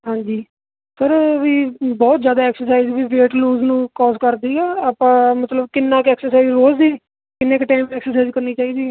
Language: Punjabi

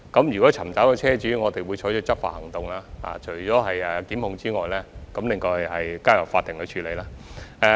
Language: Cantonese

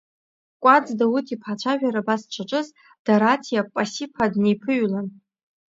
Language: Abkhazian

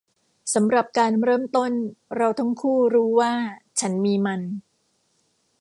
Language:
Thai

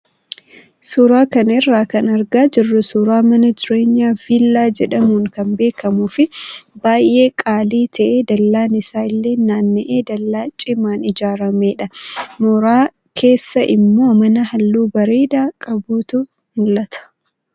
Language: Oromo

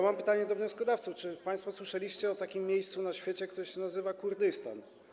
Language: Polish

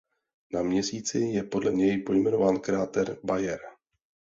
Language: Czech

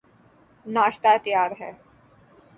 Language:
Urdu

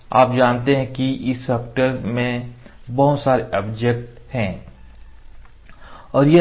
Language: Hindi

